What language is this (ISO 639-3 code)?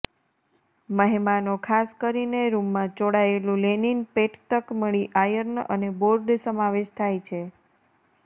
guj